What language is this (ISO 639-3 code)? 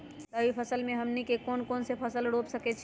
mag